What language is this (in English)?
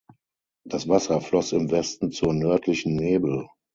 German